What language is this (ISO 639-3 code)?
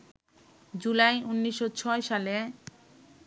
ben